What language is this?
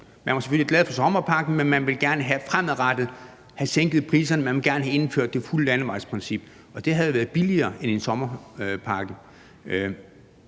Danish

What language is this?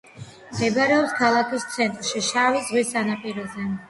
Georgian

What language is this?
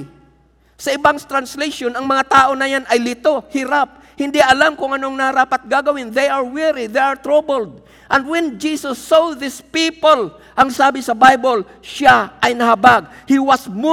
Filipino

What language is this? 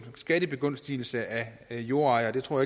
Danish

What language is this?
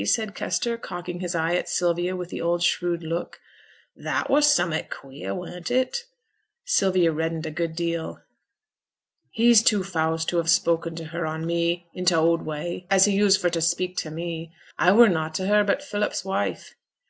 English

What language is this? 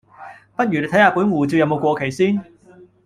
Cantonese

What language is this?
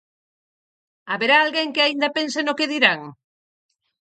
Galician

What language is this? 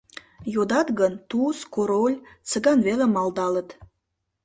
Mari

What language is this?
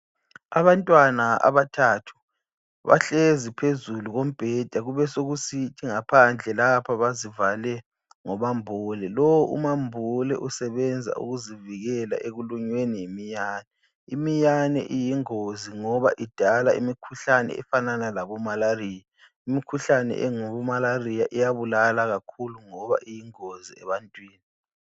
North Ndebele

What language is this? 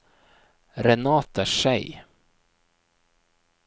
Norwegian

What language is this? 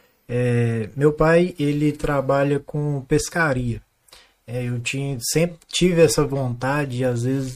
Portuguese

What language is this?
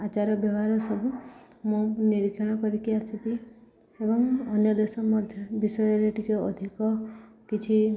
Odia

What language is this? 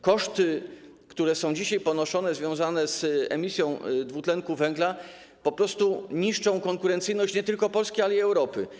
Polish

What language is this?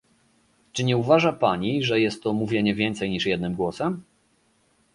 Polish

